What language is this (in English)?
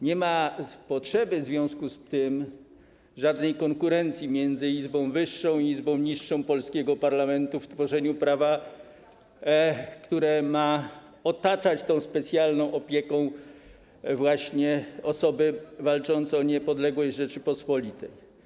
Polish